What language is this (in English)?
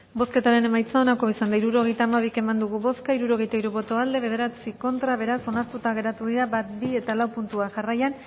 Basque